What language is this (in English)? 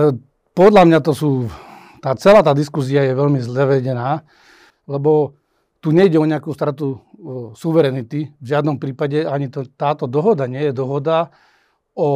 Slovak